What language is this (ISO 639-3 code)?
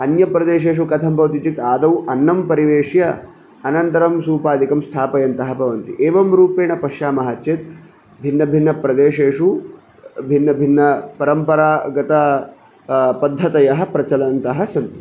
san